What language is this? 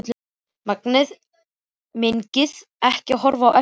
Icelandic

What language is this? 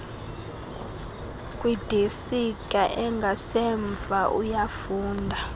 Xhosa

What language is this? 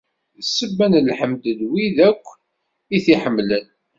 Kabyle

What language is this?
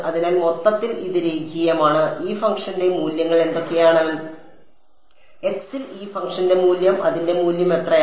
Malayalam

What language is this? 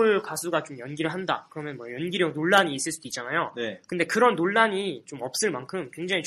Korean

